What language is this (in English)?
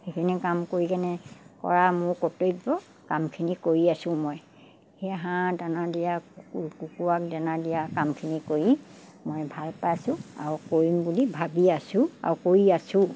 Assamese